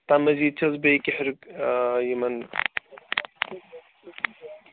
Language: Kashmiri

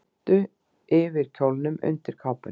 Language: Icelandic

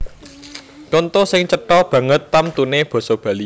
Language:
Javanese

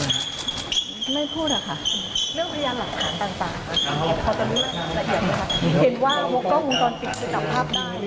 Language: Thai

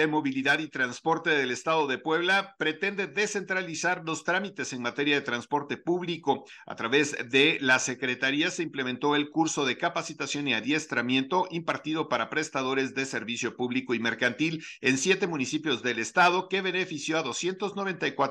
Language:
Spanish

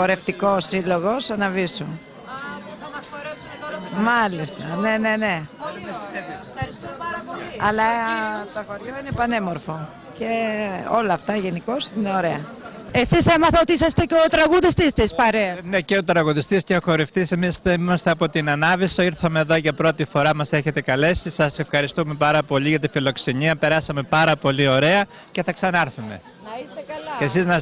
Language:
Greek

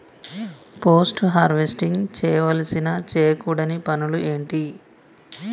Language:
Telugu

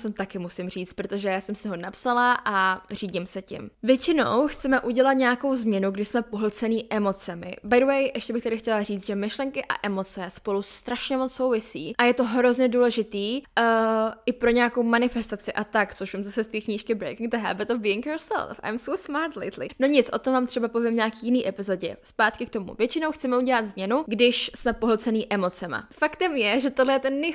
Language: Czech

